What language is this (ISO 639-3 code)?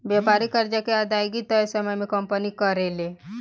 bho